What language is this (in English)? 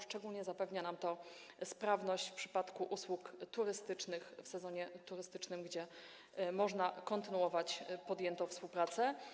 Polish